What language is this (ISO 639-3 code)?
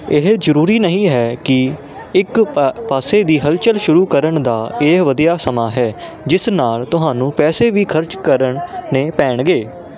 pan